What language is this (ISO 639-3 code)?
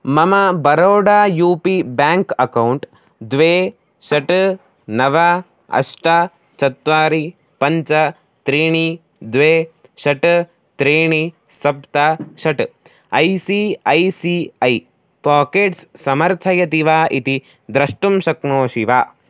san